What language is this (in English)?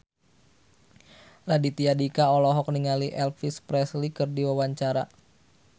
Sundanese